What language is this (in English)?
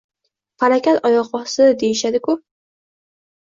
Uzbek